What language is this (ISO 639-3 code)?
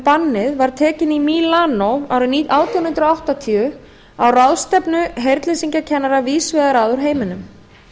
isl